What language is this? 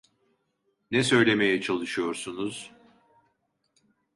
Turkish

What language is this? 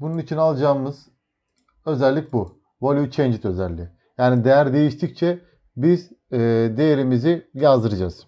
Turkish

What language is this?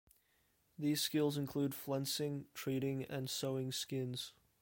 English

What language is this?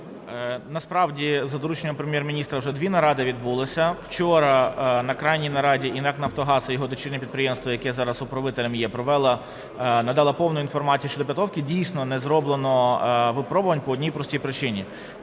Ukrainian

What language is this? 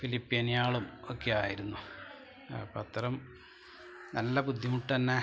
Malayalam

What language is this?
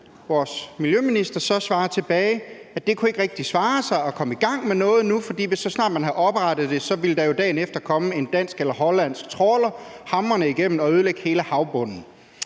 Danish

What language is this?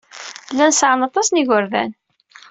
Kabyle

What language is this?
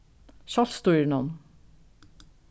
Faroese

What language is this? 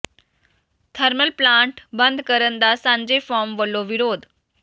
Punjabi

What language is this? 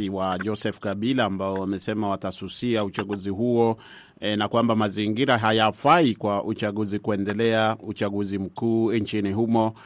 Swahili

